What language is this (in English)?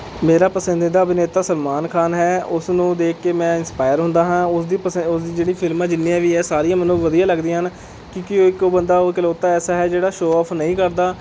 Punjabi